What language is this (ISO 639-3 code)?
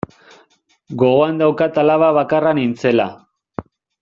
eus